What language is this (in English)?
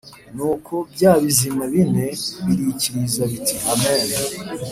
Kinyarwanda